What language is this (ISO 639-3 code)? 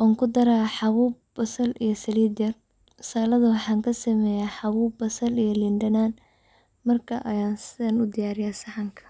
som